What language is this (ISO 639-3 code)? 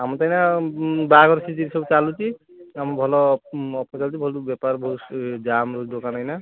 ori